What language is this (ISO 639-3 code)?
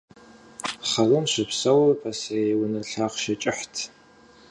kbd